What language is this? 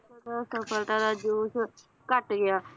Punjabi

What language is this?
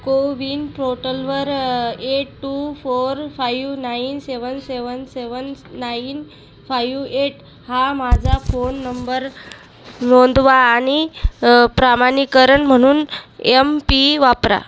Marathi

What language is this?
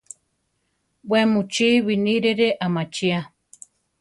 Central Tarahumara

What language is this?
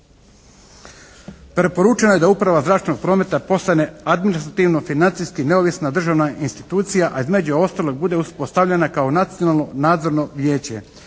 Croatian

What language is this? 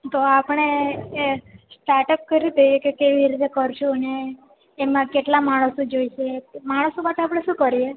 Gujarati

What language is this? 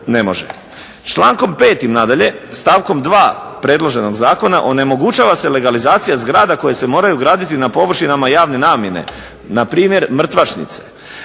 Croatian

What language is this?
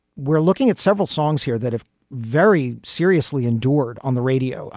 English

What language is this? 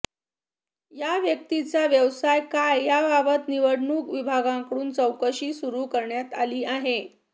Marathi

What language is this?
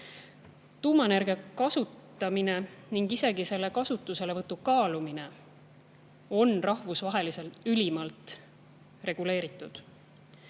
Estonian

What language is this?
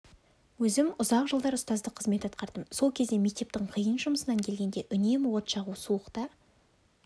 Kazakh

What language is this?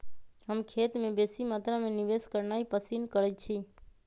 Magahi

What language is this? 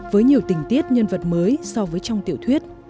Vietnamese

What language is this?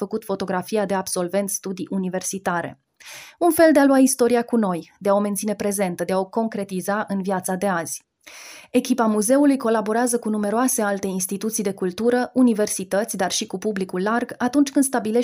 Romanian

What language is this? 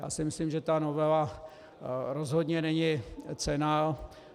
Czech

